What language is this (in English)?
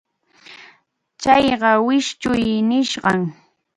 Arequipa-La Unión Quechua